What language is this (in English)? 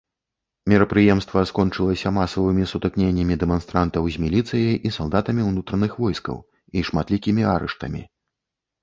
Belarusian